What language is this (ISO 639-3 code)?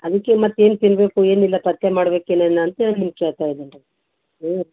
kan